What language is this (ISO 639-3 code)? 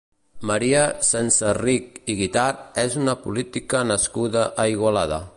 cat